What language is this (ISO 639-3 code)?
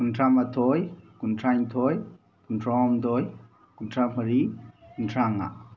mni